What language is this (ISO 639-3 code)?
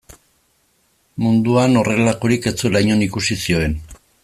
eus